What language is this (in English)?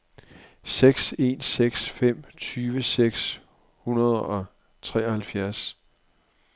Danish